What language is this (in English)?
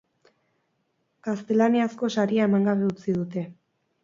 Basque